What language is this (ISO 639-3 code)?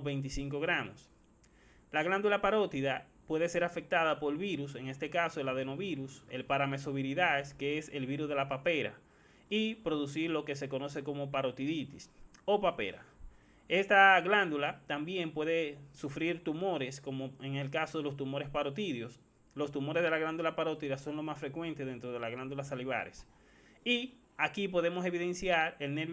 spa